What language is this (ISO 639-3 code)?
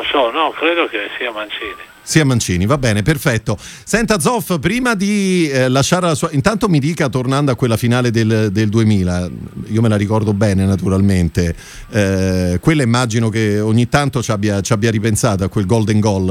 ita